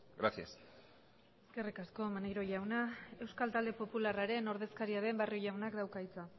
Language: Basque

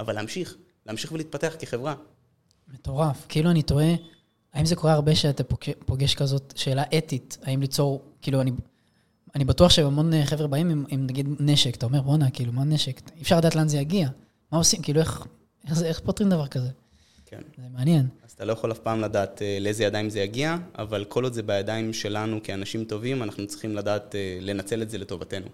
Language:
Hebrew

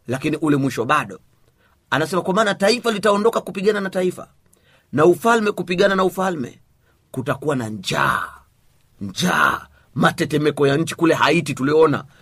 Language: Swahili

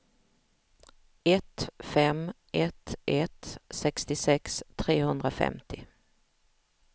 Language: Swedish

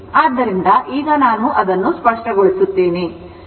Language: Kannada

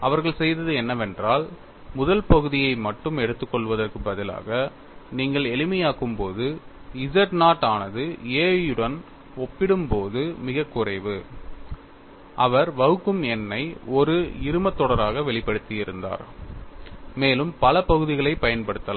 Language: Tamil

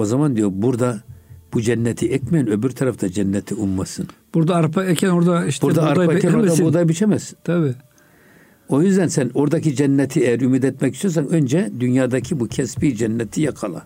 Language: Turkish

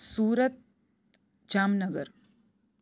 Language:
Gujarati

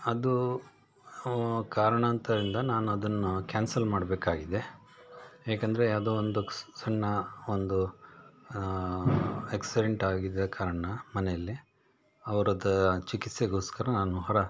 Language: Kannada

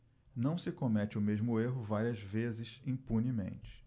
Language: Portuguese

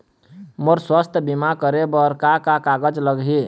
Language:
Chhattisgarhi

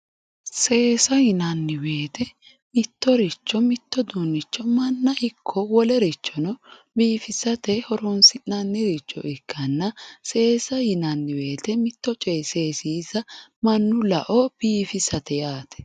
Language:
Sidamo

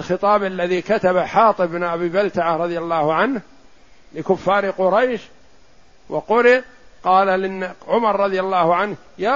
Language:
Arabic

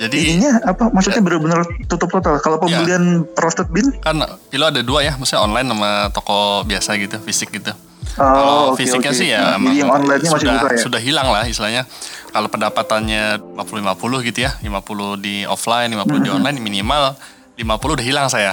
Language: Indonesian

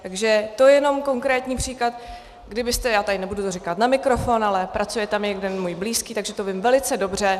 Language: Czech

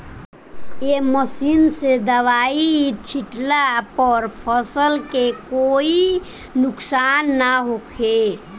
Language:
Bhojpuri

